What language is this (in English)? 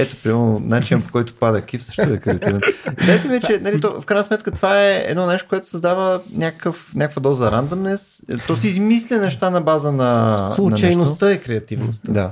Bulgarian